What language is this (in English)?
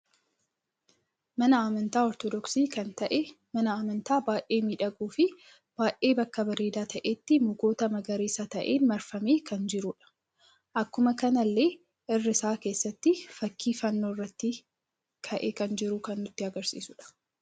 Oromo